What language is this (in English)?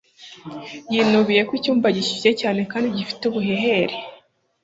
Kinyarwanda